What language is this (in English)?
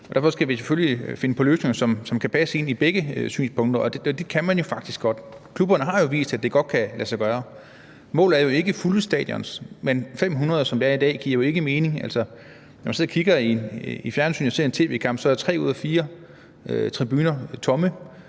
Danish